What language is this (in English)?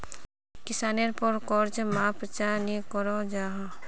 Magahi